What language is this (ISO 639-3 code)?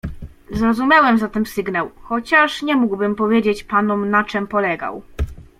pol